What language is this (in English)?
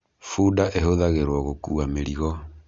Kikuyu